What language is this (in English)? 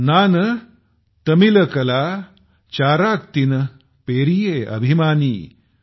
Marathi